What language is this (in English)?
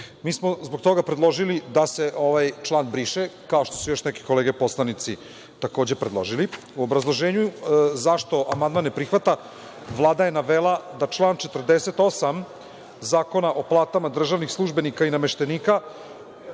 Serbian